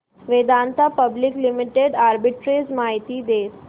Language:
Marathi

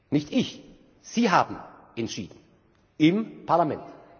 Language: German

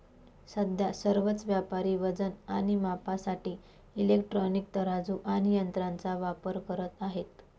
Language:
Marathi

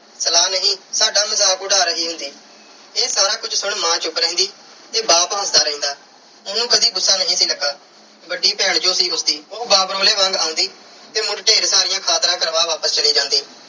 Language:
Punjabi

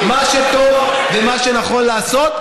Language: Hebrew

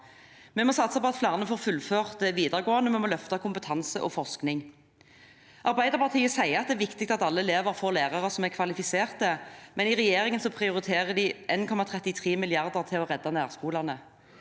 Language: Norwegian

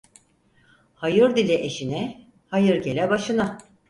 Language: Turkish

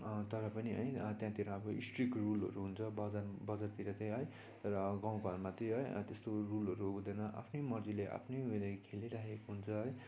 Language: Nepali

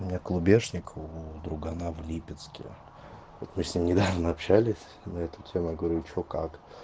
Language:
Russian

